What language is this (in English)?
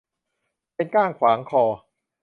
Thai